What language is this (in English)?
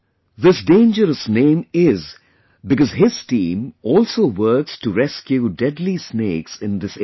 English